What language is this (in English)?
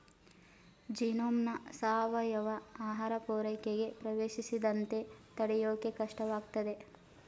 Kannada